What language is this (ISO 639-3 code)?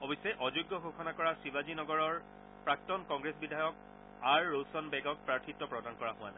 asm